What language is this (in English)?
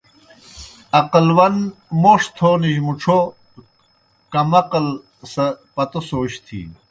Kohistani Shina